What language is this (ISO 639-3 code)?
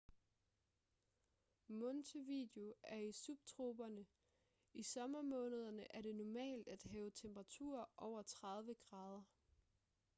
dan